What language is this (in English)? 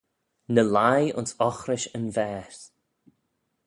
Manx